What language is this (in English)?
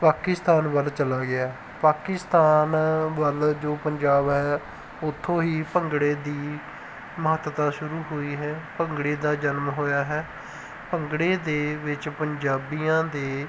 Punjabi